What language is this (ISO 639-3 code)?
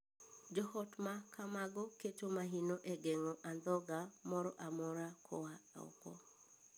luo